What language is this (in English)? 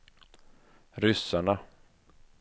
Swedish